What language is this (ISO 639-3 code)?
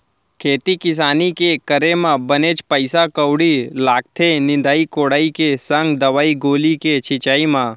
hne